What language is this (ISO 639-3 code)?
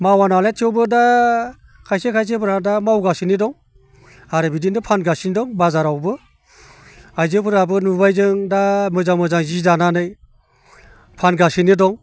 brx